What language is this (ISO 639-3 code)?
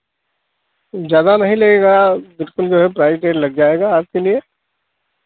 hin